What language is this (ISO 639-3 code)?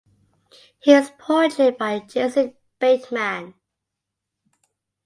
eng